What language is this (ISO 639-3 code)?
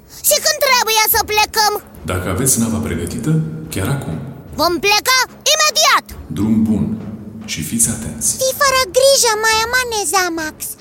ron